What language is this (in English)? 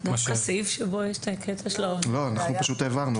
Hebrew